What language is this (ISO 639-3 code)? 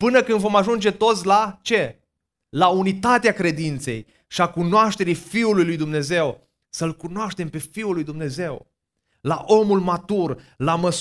ron